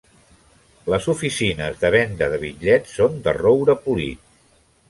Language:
Catalan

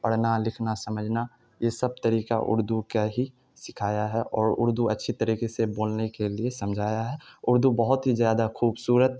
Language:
Urdu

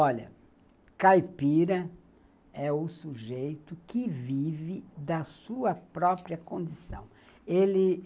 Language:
Portuguese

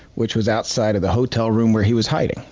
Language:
English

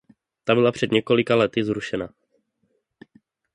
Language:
Czech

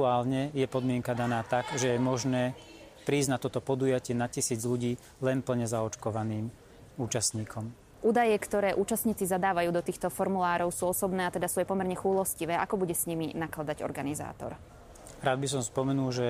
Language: Slovak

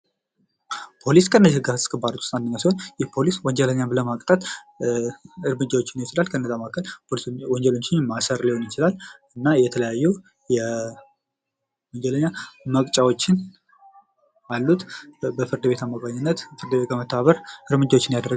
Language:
Amharic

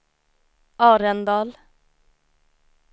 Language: Swedish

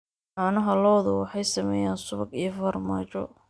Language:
Somali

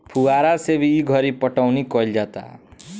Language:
Bhojpuri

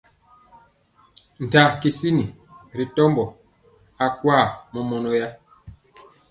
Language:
Mpiemo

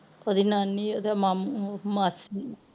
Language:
Punjabi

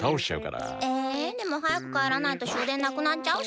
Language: Japanese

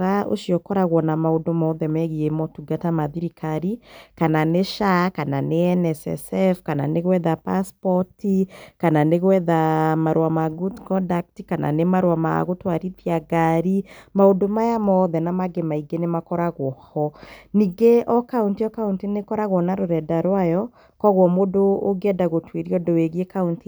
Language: Kikuyu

